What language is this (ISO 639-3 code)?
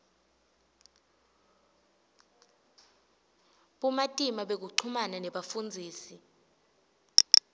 ssw